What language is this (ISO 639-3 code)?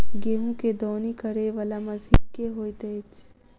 mai